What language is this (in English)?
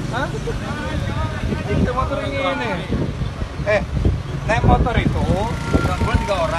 Indonesian